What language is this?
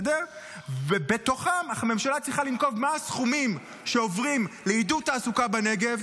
Hebrew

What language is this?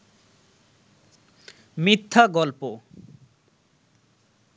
Bangla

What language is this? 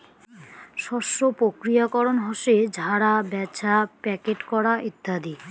Bangla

